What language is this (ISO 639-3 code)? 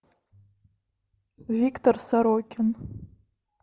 rus